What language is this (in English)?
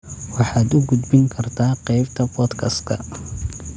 Somali